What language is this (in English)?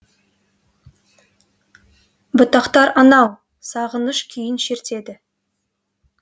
Kazakh